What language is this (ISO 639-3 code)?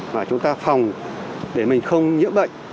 vie